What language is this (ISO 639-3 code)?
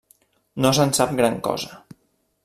cat